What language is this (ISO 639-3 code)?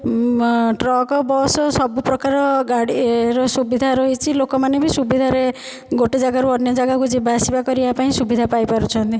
ori